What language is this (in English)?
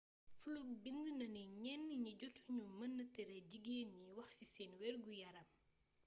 Wolof